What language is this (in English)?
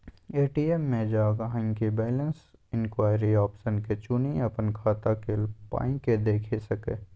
Maithili